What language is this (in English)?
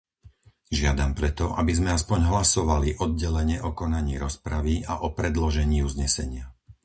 Slovak